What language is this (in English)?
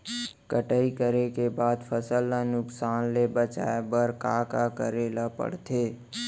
Chhattisgarhi